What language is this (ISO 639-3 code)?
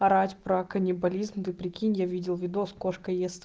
rus